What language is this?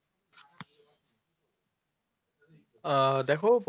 Bangla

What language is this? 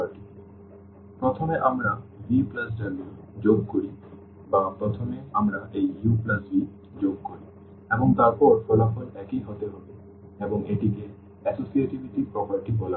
Bangla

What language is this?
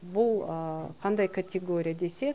Kazakh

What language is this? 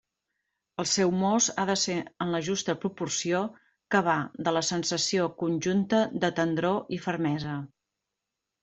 Catalan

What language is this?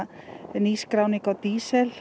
Icelandic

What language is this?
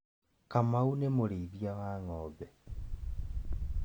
Kikuyu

